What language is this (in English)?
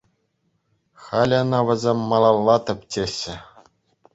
Chuvash